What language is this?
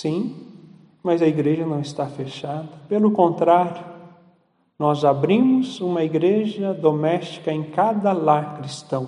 Portuguese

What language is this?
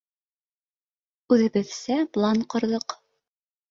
Bashkir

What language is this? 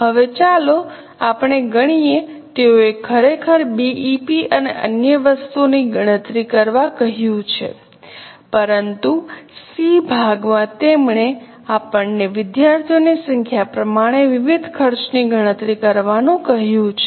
Gujarati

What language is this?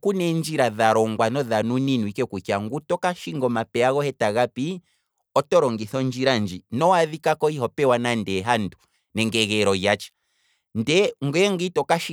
Kwambi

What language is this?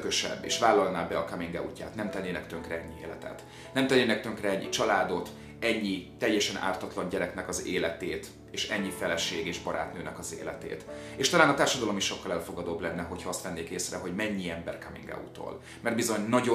Hungarian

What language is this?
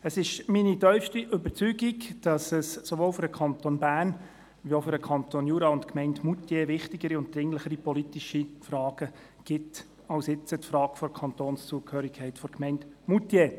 Swiss German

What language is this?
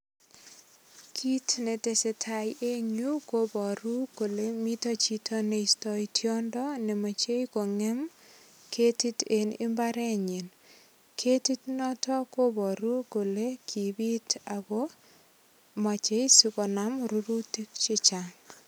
Kalenjin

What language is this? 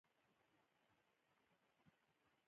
Pashto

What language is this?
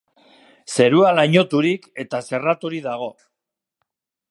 Basque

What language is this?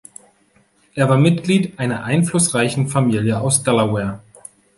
German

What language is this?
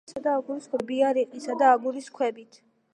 Georgian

